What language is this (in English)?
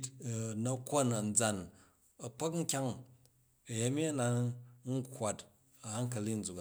Jju